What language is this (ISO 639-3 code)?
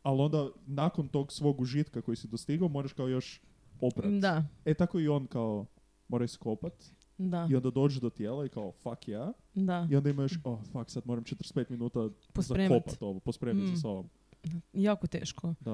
hrv